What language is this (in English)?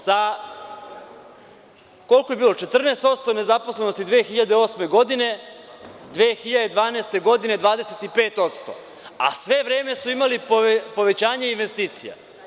Serbian